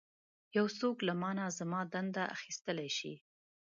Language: Pashto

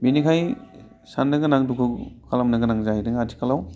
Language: Bodo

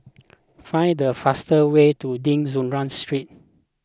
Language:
English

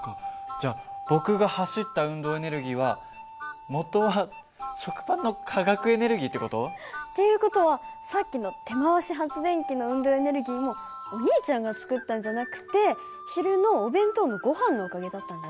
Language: Japanese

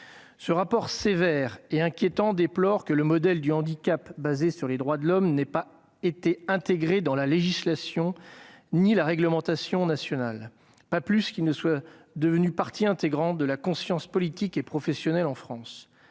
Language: French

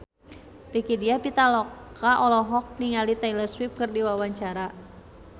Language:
Sundanese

